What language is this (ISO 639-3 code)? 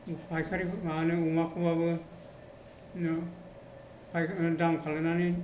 brx